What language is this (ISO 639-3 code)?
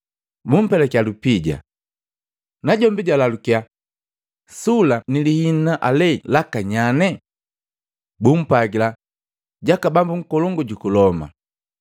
mgv